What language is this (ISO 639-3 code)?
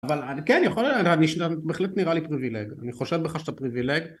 heb